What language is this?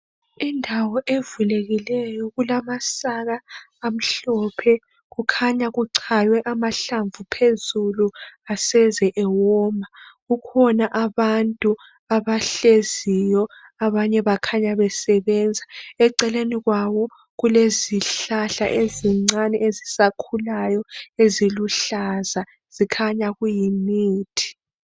North Ndebele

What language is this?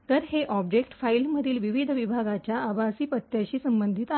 Marathi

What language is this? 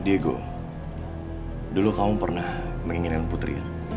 Indonesian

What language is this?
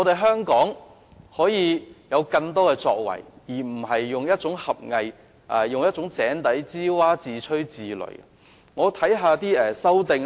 Cantonese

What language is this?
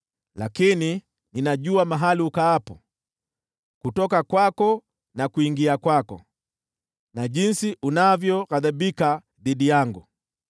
Swahili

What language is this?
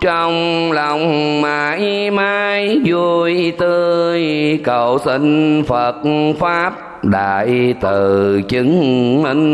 Vietnamese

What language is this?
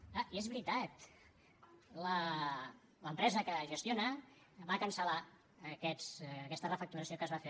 Catalan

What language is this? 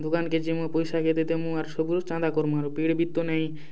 Odia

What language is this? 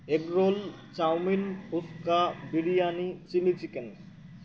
Bangla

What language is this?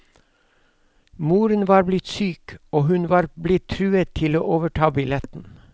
Norwegian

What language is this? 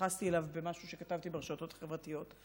Hebrew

